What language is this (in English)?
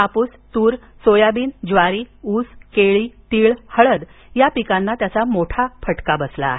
Marathi